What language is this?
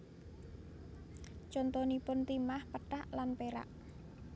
Javanese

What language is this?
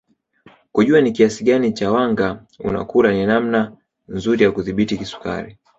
Swahili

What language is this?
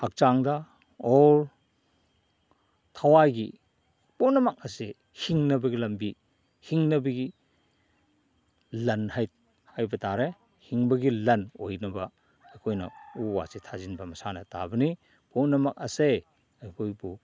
Manipuri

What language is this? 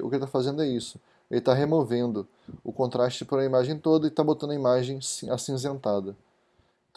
Portuguese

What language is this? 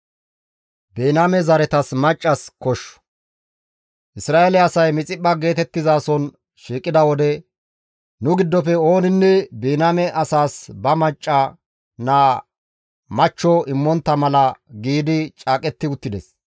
Gamo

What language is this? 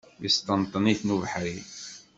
Kabyle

